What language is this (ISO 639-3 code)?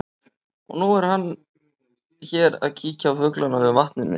isl